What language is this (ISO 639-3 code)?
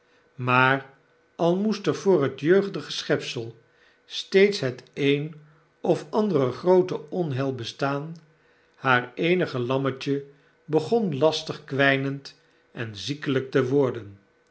nld